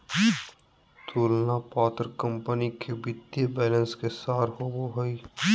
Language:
Magahi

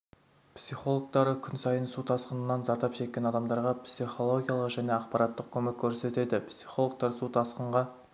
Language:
Kazakh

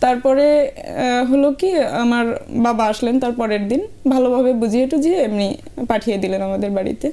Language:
Bangla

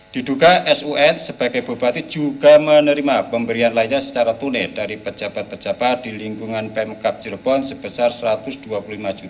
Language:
Indonesian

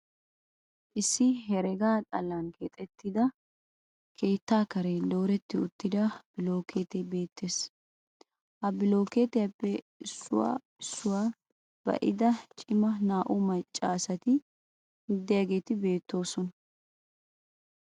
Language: Wolaytta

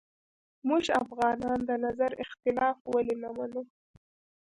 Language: Pashto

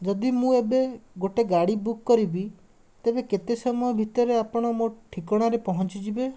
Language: Odia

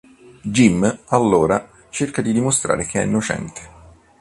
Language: Italian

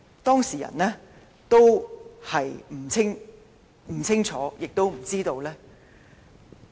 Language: Cantonese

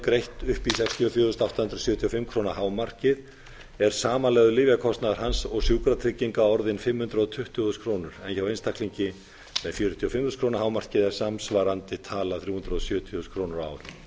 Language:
Icelandic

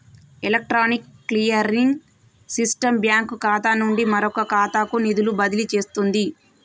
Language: Telugu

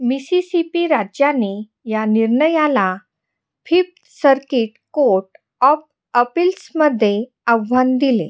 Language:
Marathi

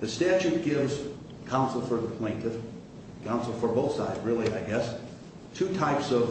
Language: English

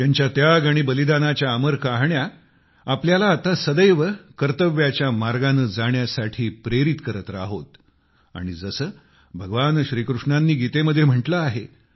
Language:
Marathi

